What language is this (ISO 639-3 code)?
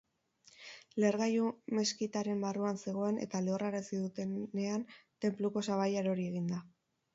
eus